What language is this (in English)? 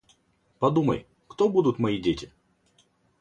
Russian